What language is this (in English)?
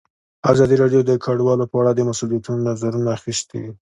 Pashto